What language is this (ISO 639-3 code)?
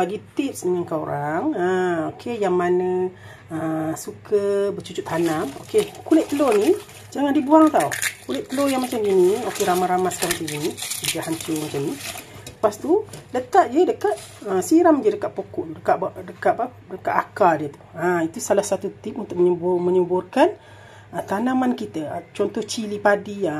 msa